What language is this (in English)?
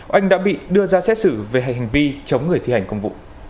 Vietnamese